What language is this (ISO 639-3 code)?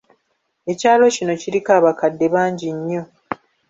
lug